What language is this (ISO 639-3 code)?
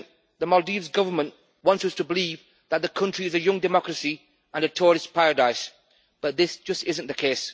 eng